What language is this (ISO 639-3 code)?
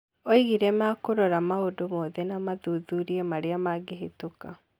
kik